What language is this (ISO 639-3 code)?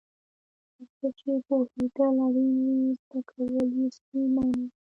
pus